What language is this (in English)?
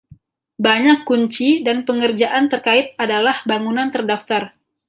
Indonesian